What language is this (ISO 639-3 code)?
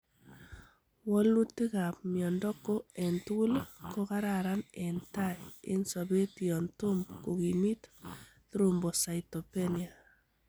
kln